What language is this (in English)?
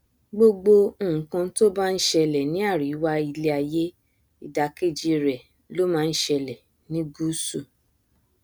Yoruba